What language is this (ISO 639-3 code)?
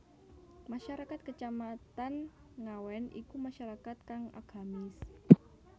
jav